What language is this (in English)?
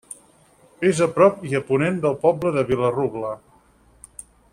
Catalan